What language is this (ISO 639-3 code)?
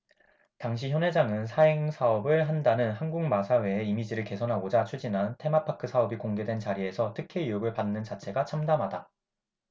kor